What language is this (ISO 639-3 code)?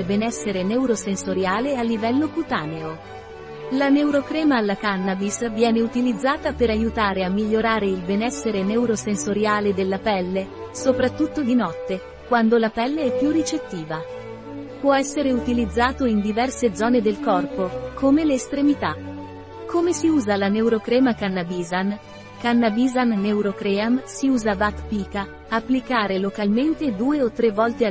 ita